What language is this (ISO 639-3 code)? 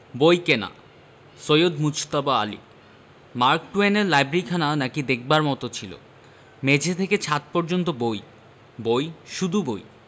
ben